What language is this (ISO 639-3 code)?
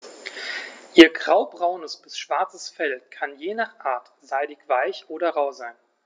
deu